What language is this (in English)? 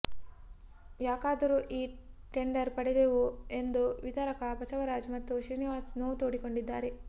Kannada